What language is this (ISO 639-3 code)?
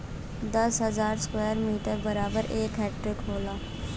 bho